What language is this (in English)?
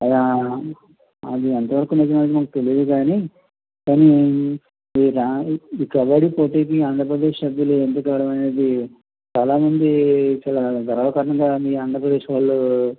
Telugu